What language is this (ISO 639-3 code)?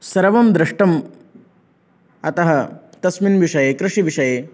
san